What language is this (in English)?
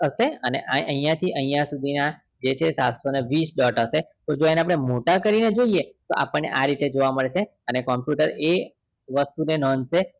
Gujarati